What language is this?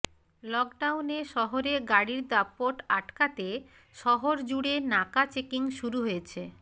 Bangla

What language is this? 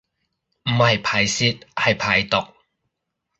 Cantonese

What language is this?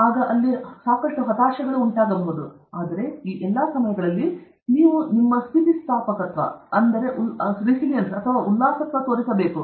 Kannada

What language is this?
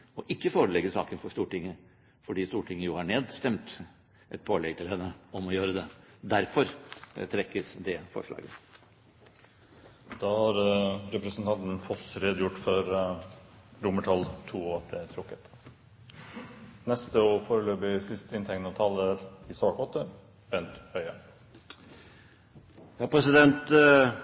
Norwegian Bokmål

